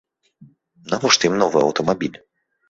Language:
Belarusian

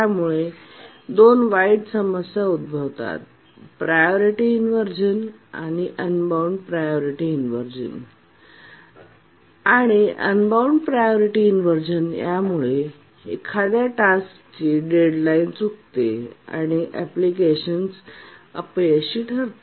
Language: Marathi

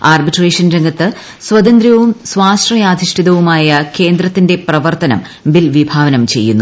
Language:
Malayalam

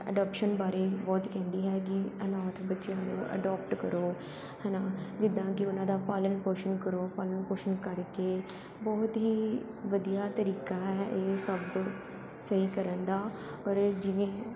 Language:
Punjabi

